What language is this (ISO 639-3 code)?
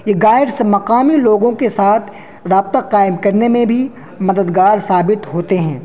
urd